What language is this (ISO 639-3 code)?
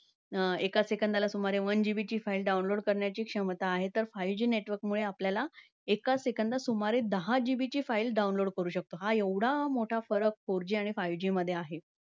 mar